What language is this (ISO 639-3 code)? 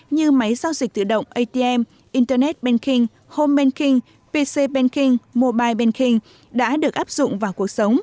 vie